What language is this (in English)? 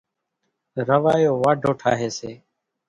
Kachi Koli